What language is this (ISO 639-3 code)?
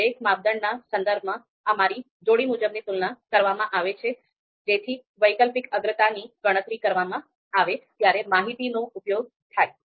guj